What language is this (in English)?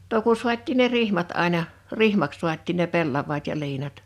Finnish